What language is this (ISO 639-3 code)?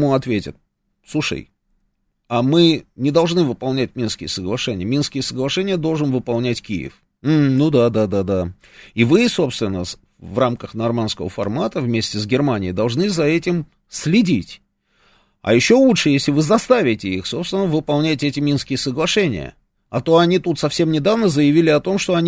rus